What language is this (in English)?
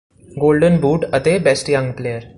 Punjabi